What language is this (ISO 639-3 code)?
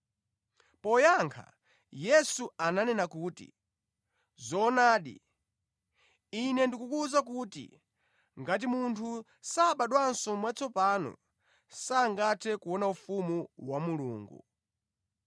nya